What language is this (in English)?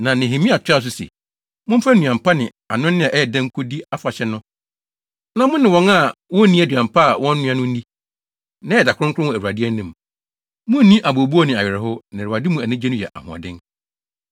Akan